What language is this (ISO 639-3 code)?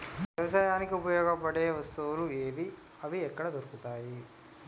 tel